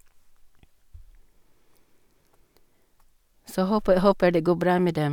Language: Norwegian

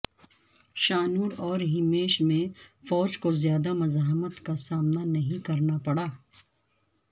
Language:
Urdu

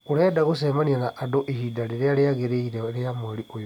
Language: Kikuyu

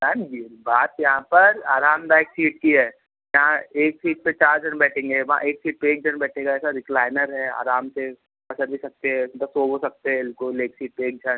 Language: Hindi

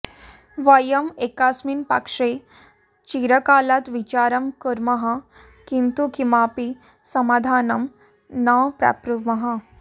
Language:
Sanskrit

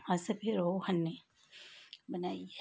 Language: Dogri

